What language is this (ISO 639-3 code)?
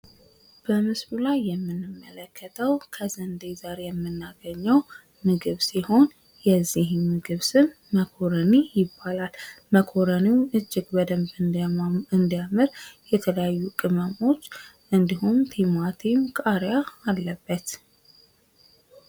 amh